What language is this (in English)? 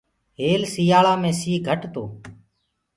Gurgula